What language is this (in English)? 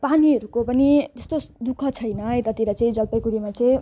Nepali